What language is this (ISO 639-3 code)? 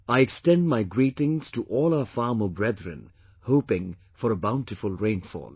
eng